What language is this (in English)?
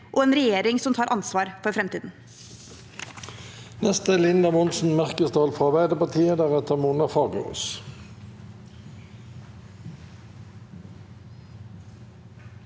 Norwegian